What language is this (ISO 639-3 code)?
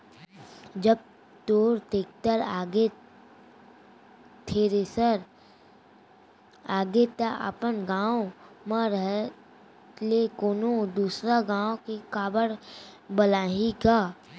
hne